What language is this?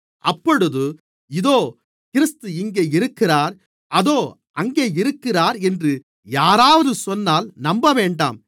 Tamil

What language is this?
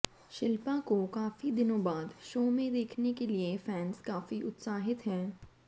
Hindi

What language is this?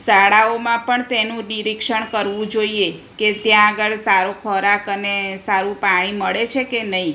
Gujarati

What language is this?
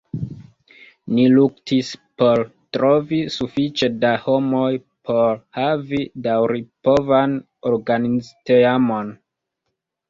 Esperanto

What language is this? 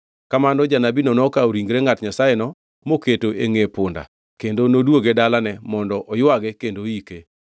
Luo (Kenya and Tanzania)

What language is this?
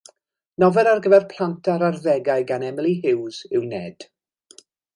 Welsh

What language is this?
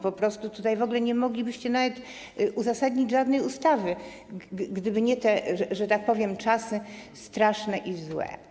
Polish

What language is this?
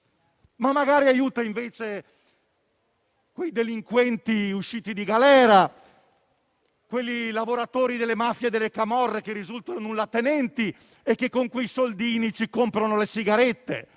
Italian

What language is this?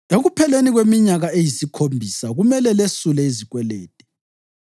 North Ndebele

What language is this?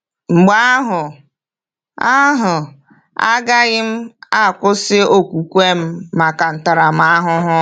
Igbo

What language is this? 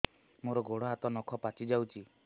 Odia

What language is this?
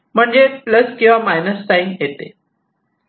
Marathi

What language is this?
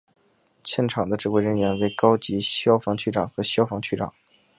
Chinese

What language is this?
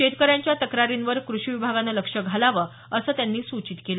Marathi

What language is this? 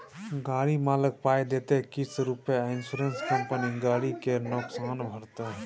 Maithili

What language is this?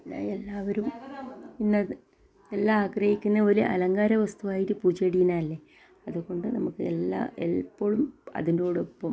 Malayalam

